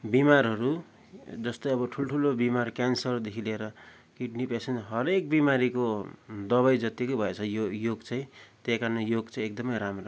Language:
Nepali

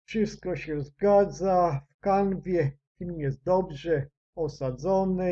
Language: Polish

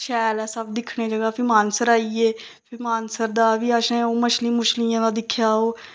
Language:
Dogri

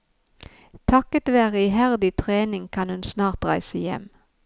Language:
Norwegian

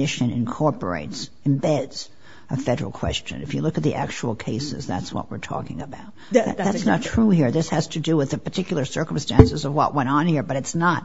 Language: English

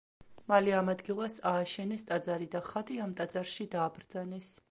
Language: Georgian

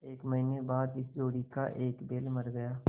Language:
Hindi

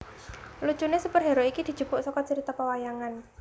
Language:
Javanese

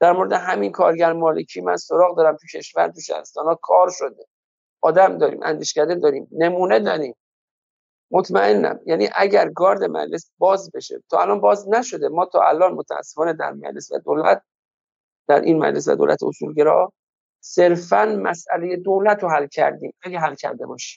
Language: Persian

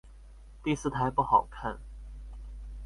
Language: Chinese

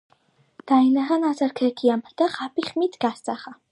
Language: Georgian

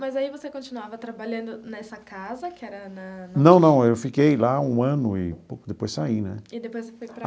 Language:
Portuguese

